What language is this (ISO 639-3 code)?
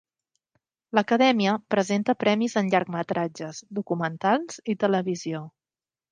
cat